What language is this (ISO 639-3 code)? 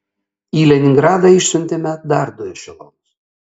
lit